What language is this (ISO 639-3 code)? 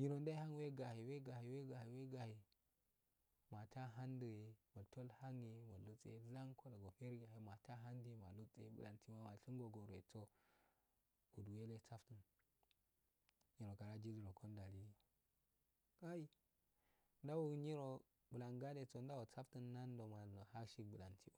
aal